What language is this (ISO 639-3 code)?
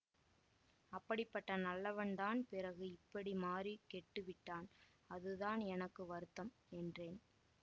tam